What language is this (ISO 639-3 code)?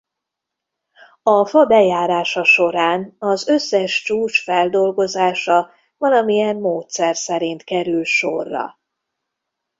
hun